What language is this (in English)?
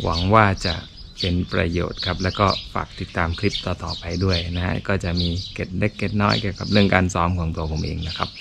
Thai